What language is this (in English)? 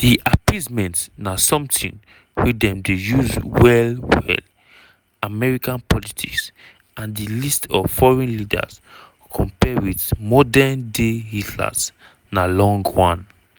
Nigerian Pidgin